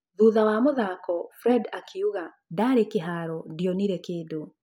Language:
Kikuyu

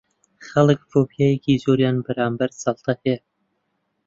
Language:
Central Kurdish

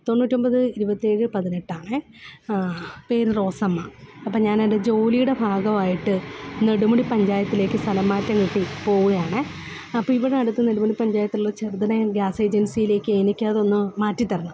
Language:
Malayalam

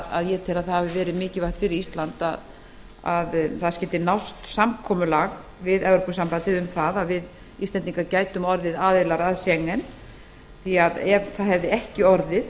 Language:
Icelandic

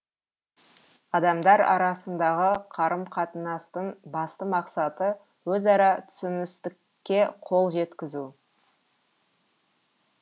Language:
Kazakh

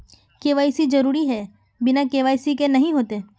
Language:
Magahi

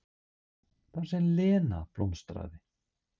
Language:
Icelandic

